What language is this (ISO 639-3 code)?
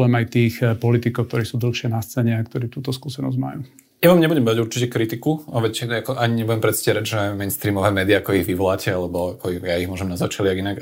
slk